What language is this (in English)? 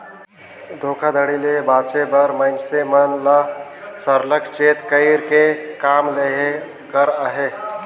Chhattisgarhi